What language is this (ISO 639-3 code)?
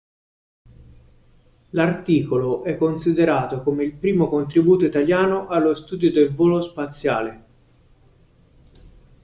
ita